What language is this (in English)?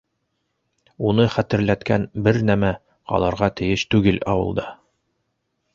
Bashkir